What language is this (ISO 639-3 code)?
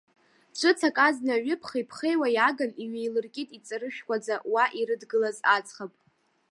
abk